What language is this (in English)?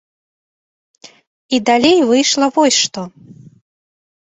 Belarusian